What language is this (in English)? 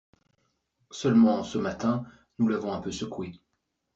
French